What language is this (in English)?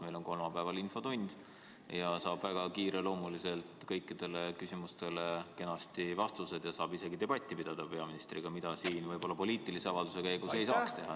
Estonian